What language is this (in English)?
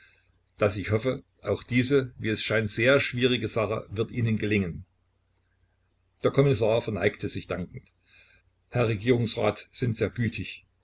German